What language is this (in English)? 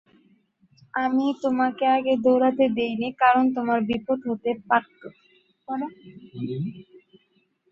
Bangla